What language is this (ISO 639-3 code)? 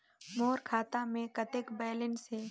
hne